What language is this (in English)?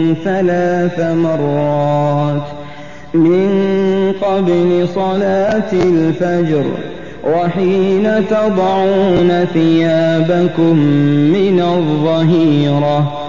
Arabic